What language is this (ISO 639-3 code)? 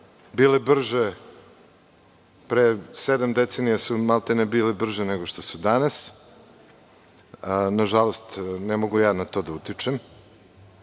srp